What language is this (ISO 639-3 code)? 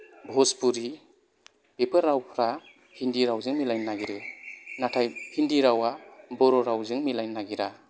brx